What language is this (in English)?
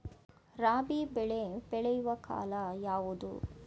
Kannada